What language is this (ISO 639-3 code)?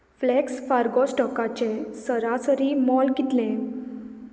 kok